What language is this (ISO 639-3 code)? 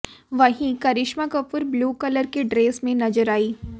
hin